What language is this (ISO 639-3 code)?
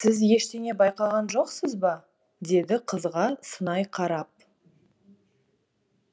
kaz